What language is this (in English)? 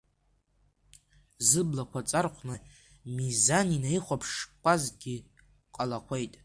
Abkhazian